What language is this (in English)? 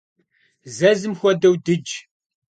Kabardian